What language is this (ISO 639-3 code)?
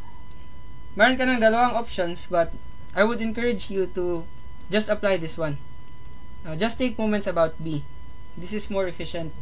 fil